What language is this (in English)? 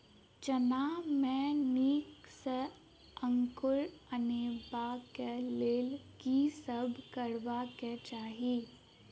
Maithili